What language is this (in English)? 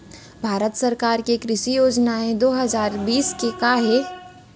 Chhattisgarhi